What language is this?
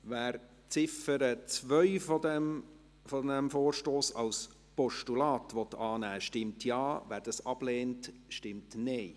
Swiss German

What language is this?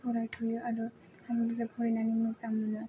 Bodo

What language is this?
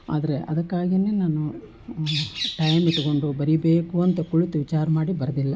Kannada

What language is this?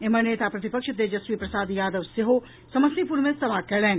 Maithili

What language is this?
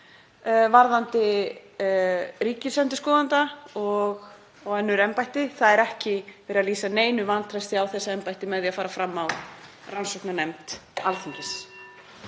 Icelandic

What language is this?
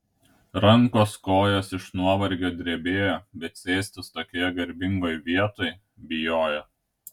Lithuanian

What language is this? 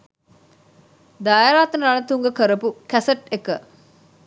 Sinhala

